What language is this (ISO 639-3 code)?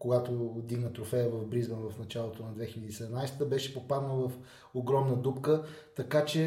bul